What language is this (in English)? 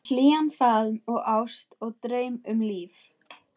Icelandic